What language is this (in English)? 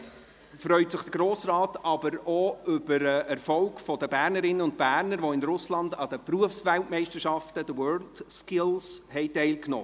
Swiss German